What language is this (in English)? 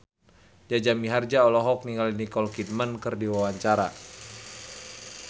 Sundanese